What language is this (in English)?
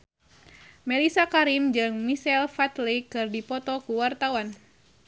Sundanese